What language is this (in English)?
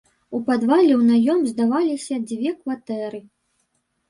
Belarusian